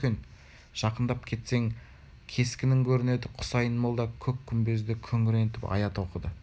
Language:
Kazakh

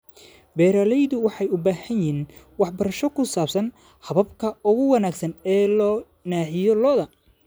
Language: Somali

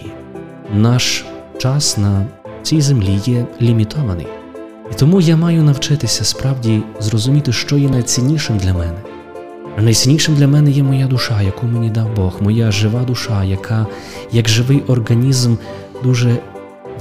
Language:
Ukrainian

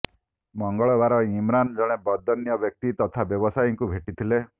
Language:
Odia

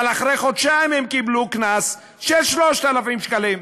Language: Hebrew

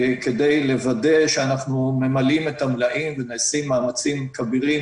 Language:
Hebrew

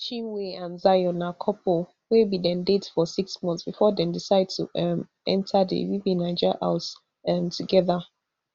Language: Nigerian Pidgin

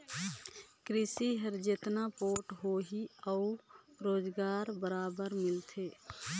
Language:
Chhattisgarhi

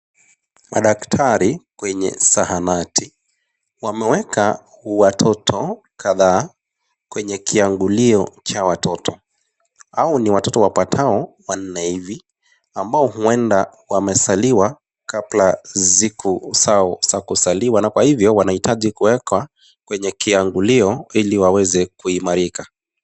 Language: Swahili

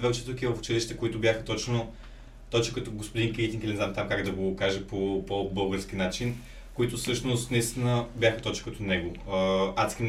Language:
Bulgarian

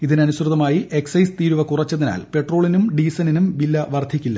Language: Malayalam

